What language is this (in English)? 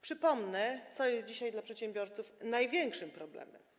Polish